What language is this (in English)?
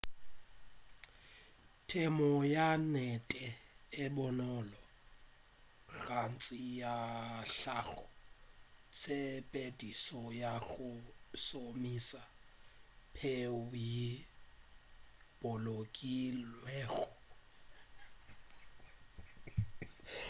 Northern Sotho